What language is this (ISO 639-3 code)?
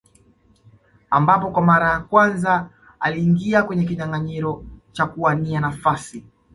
swa